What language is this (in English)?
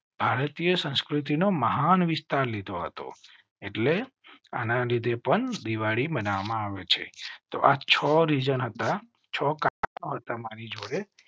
Gujarati